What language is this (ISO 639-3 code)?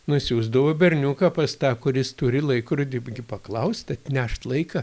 lit